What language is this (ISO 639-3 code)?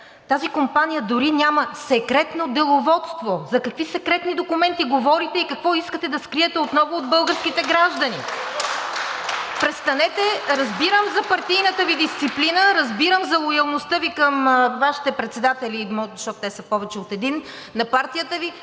bul